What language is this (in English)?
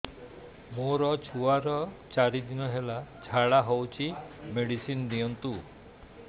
Odia